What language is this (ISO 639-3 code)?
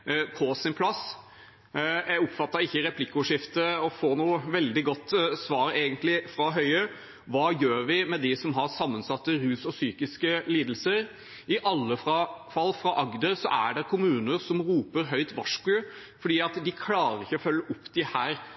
nob